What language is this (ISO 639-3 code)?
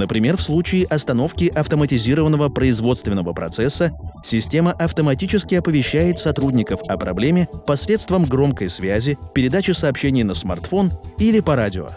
rus